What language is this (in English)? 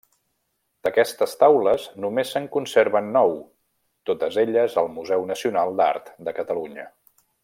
Catalan